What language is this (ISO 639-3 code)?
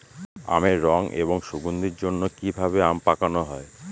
ben